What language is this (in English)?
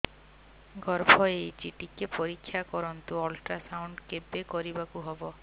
Odia